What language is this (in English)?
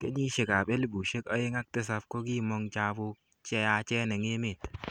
Kalenjin